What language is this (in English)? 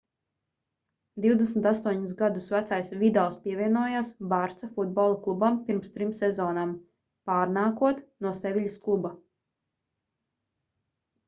Latvian